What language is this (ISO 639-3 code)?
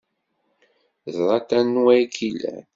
kab